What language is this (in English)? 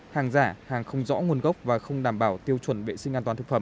Vietnamese